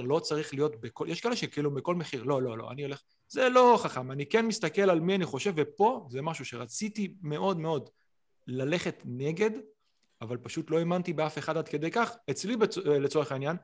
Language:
Hebrew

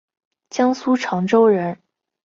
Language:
Chinese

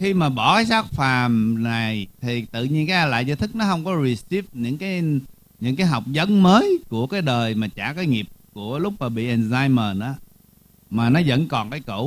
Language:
Vietnamese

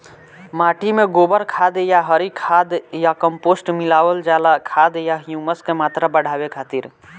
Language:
Bhojpuri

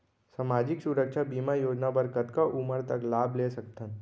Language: Chhattisgarhi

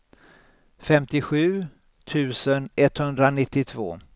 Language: Swedish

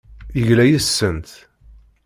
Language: Kabyle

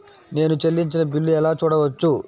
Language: Telugu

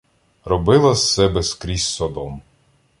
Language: Ukrainian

